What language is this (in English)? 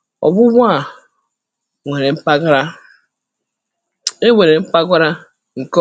Igbo